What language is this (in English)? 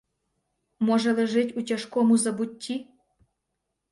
Ukrainian